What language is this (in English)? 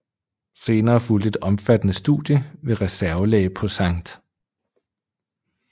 Danish